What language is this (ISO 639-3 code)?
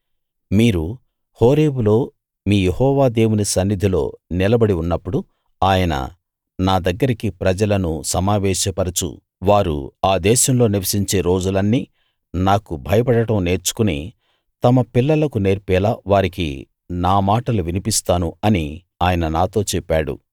tel